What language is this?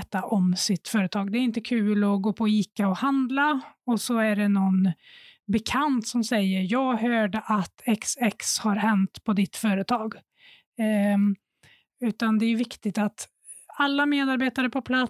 Swedish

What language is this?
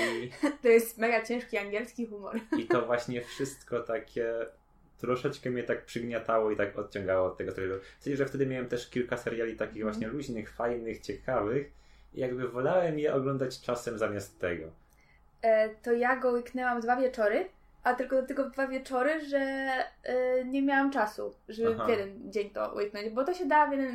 Polish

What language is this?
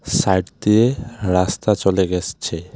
Bangla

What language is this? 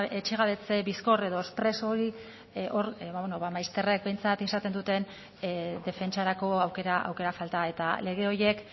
Basque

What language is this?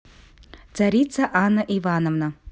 Russian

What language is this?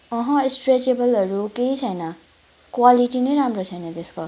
Nepali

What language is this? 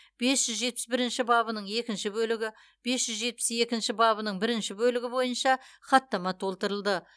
Kazakh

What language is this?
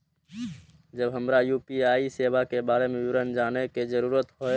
Maithili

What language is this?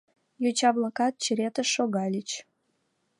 Mari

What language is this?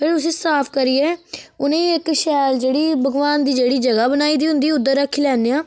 Dogri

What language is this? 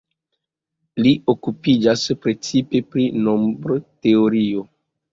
Esperanto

